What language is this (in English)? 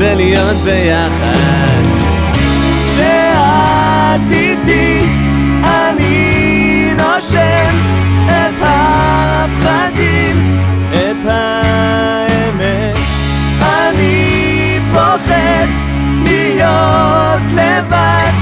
Hebrew